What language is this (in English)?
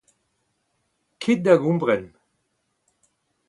Breton